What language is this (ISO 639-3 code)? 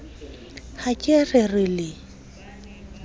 sot